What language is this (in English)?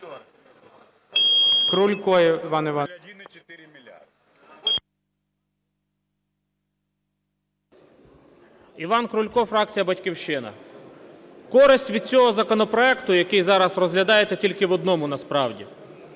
Ukrainian